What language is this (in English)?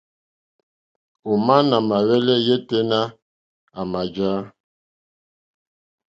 Mokpwe